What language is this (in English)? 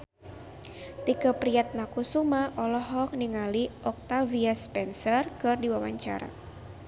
Sundanese